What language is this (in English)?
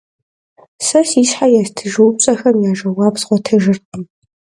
Kabardian